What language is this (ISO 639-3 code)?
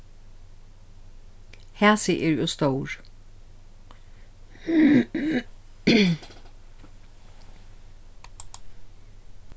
fao